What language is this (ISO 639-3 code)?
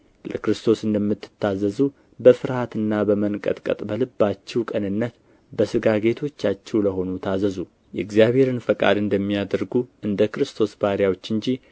amh